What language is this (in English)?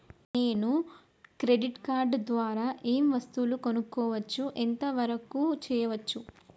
Telugu